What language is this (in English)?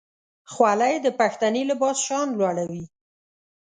Pashto